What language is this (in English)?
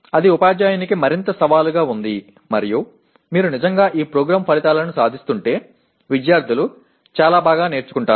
Telugu